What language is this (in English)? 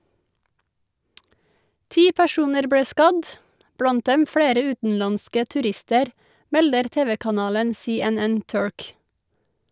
Norwegian